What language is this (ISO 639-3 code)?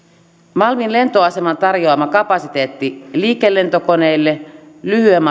fin